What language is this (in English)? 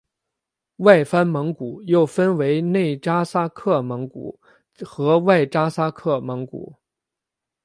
Chinese